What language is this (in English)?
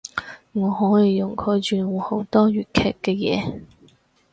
Cantonese